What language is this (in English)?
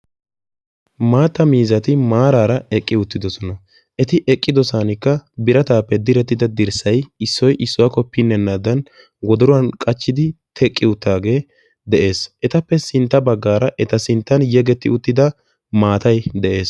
Wolaytta